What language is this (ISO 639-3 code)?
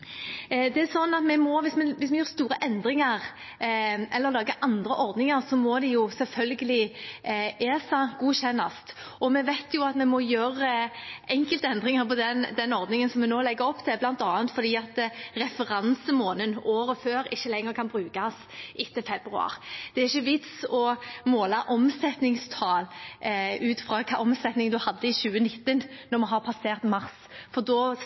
nob